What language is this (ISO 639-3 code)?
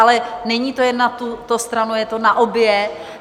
ces